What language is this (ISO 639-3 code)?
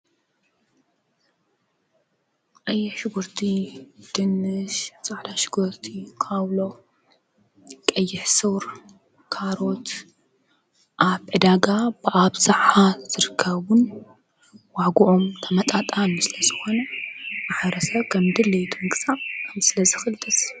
tir